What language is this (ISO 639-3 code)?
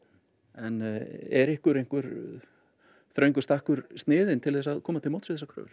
isl